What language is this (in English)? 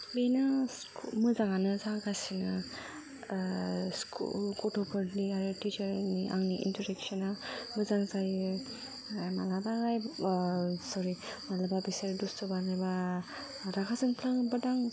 Bodo